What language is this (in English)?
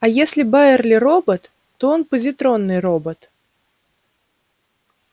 Russian